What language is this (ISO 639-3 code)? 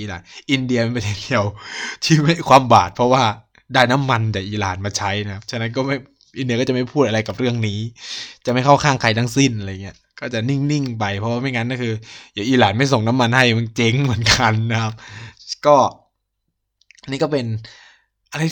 tha